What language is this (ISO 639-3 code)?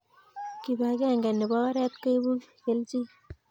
kln